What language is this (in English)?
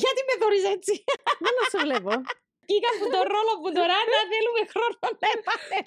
Greek